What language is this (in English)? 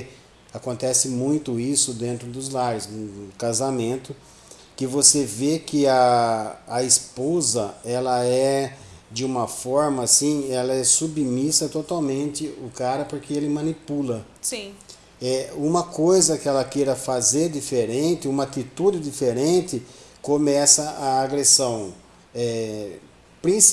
Portuguese